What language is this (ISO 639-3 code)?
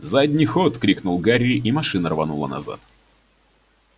rus